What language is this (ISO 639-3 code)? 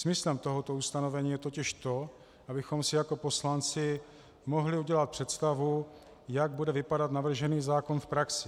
ces